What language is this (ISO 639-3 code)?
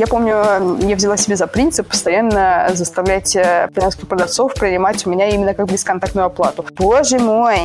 rus